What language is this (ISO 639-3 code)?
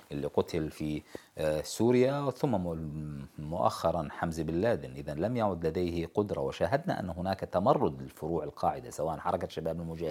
ara